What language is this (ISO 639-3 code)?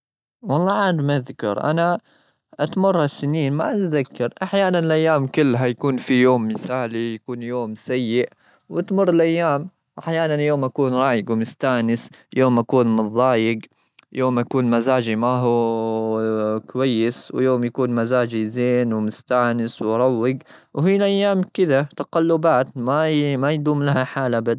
afb